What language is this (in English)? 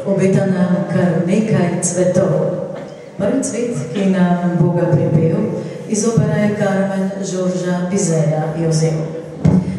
Greek